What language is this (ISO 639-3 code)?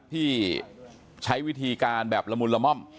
tha